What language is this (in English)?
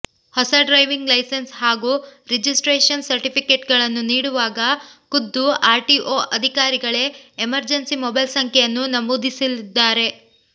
Kannada